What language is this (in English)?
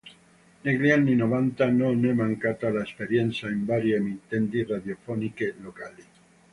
Italian